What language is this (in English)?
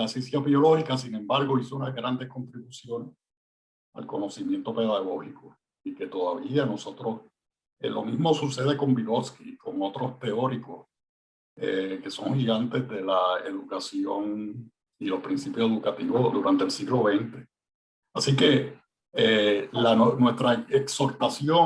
Spanish